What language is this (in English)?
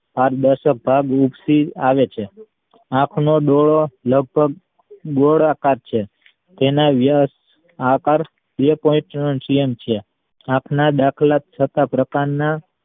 Gujarati